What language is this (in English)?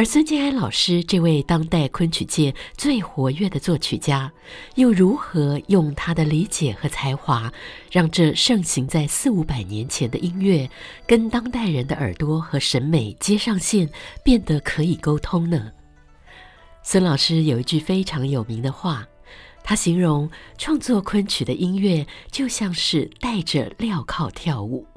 Chinese